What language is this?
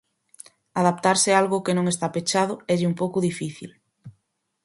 Galician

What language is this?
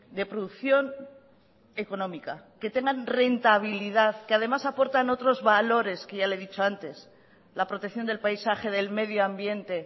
Spanish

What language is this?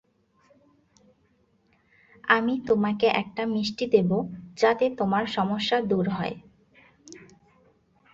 Bangla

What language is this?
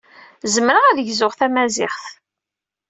Kabyle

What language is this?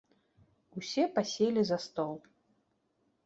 Belarusian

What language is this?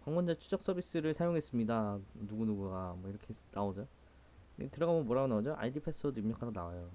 Korean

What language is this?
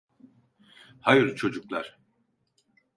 Turkish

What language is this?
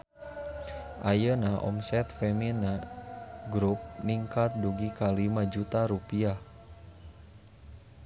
Sundanese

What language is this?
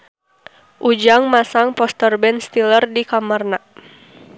Sundanese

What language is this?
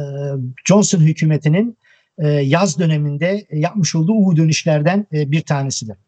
Turkish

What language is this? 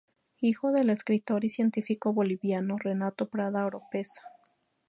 Spanish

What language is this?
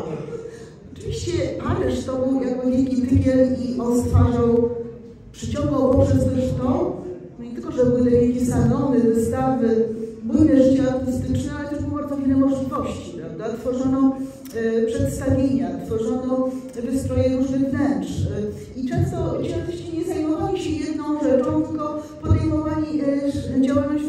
Polish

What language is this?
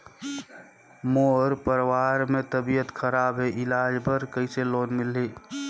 Chhattisgarhi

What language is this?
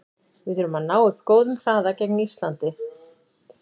Icelandic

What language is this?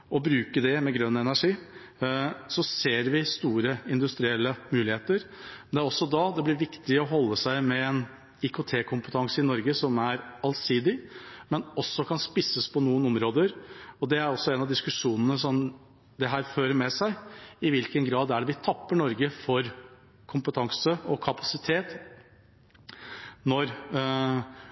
Norwegian Bokmål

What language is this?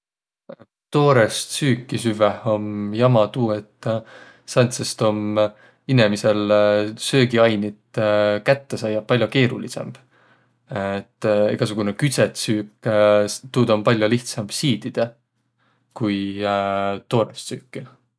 Võro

